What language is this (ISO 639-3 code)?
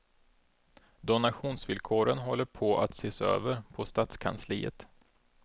swe